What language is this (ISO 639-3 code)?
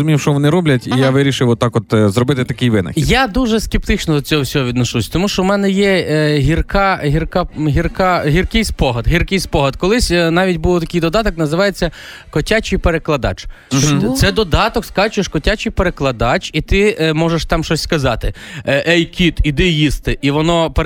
ukr